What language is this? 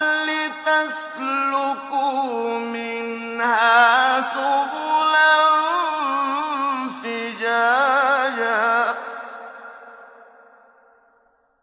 Arabic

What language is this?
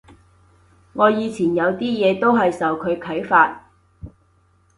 Cantonese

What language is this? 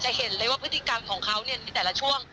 Thai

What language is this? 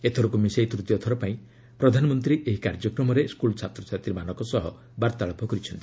Odia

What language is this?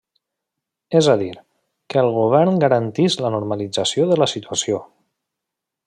Catalan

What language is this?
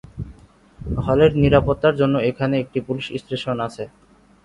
Bangla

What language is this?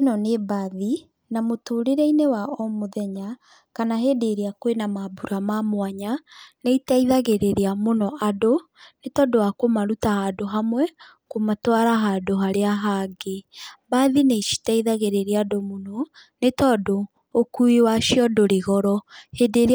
Kikuyu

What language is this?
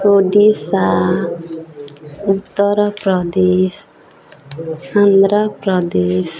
Odia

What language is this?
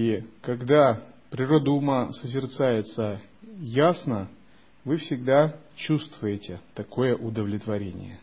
Russian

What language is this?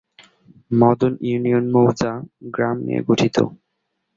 Bangla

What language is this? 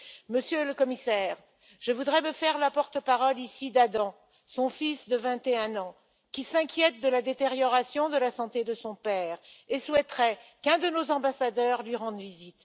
French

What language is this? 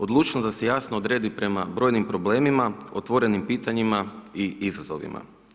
Croatian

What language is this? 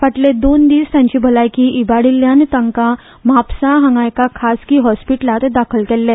Konkani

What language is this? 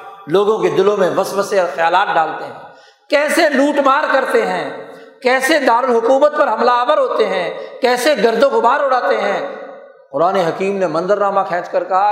Urdu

